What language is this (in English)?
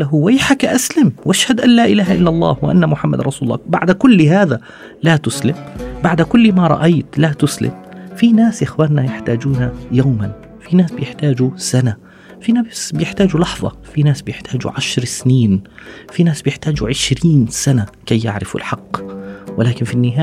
Arabic